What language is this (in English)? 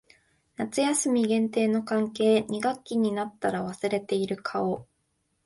Japanese